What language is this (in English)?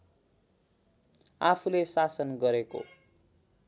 Nepali